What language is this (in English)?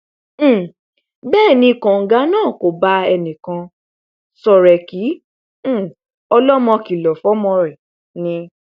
Yoruba